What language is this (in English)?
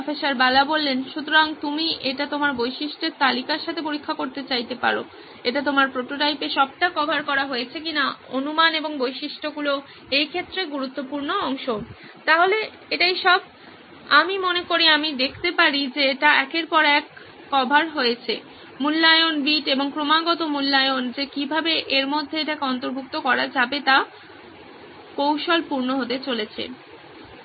Bangla